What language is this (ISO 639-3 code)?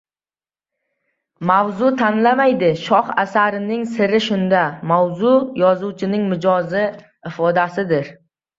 uzb